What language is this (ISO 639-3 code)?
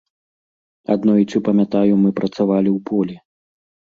bel